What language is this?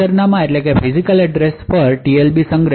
Gujarati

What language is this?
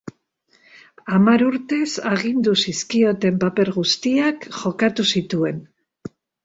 Basque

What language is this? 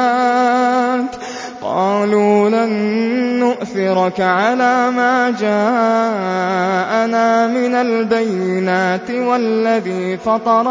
Arabic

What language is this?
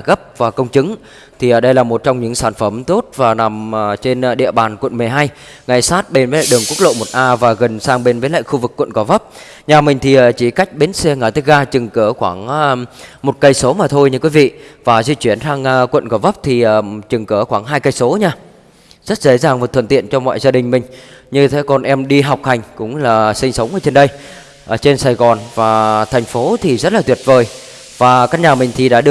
Vietnamese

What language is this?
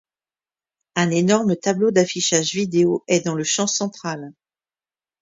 French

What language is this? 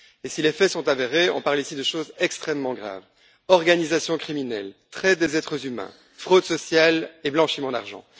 French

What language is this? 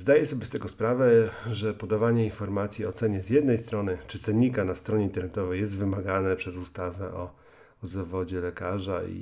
Polish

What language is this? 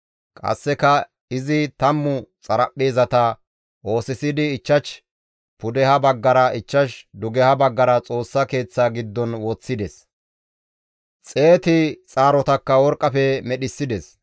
Gamo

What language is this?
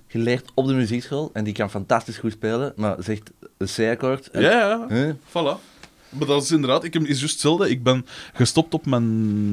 Dutch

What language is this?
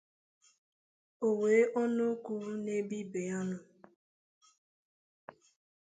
Igbo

